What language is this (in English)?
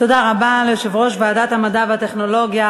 Hebrew